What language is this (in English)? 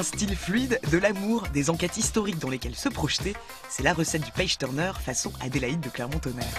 French